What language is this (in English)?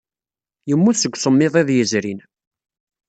Kabyle